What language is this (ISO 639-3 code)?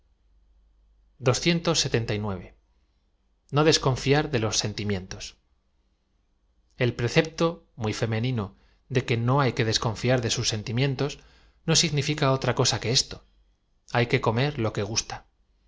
spa